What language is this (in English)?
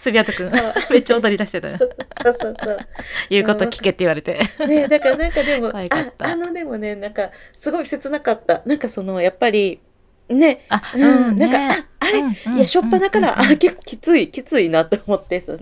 Japanese